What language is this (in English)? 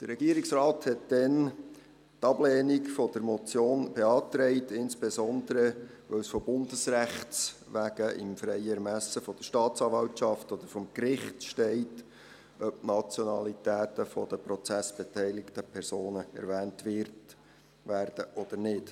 Swiss German